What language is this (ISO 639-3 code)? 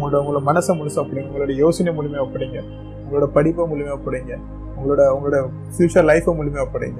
tam